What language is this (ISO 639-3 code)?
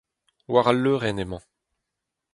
bre